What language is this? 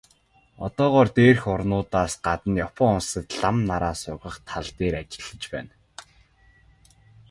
Mongolian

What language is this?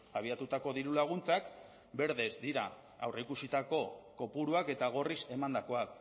Basque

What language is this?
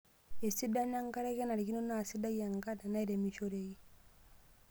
Masai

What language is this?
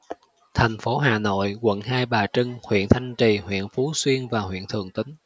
Vietnamese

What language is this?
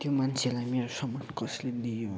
Nepali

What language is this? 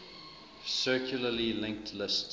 English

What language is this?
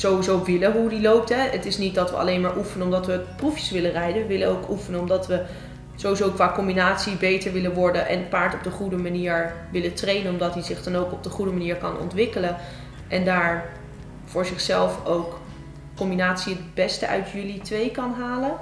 Dutch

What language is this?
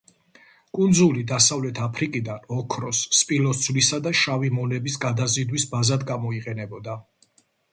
Georgian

